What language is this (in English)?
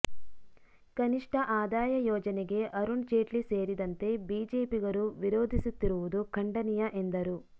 Kannada